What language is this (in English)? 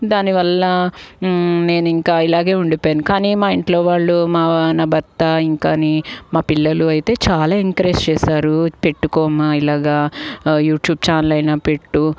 Telugu